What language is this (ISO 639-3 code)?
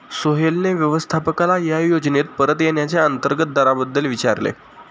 mar